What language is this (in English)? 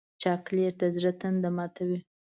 Pashto